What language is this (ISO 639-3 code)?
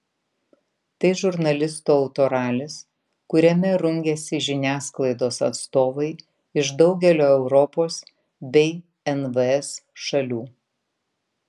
lit